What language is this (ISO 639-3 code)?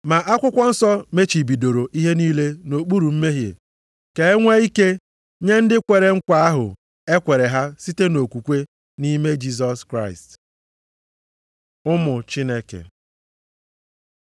ibo